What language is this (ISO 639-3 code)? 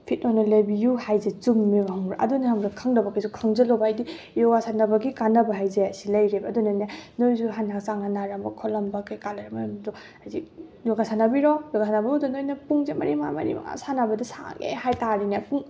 mni